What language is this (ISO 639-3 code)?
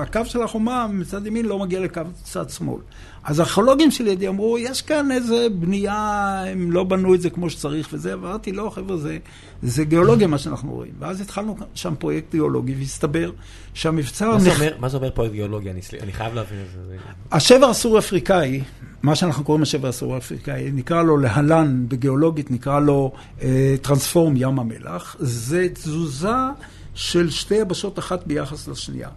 heb